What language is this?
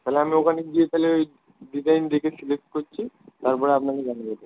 Bangla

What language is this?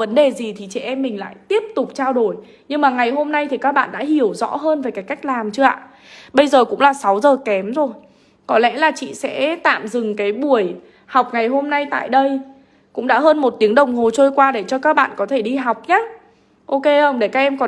Vietnamese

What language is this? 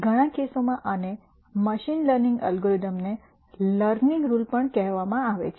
Gujarati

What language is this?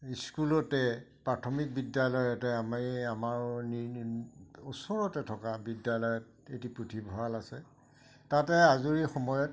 Assamese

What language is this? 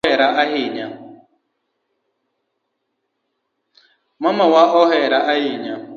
Luo (Kenya and Tanzania)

